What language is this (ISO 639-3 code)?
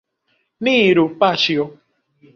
epo